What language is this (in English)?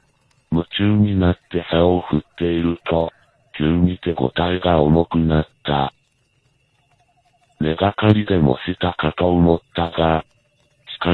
Japanese